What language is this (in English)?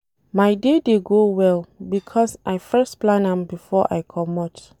Nigerian Pidgin